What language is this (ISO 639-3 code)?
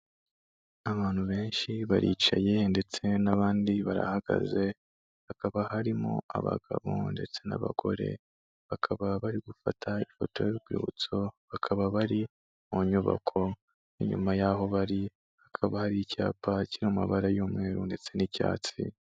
kin